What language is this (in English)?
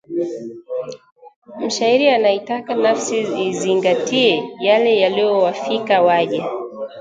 Swahili